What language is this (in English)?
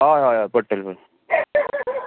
Konkani